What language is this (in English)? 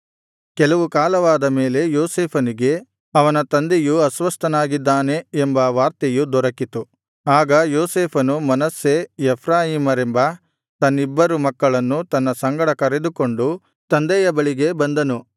Kannada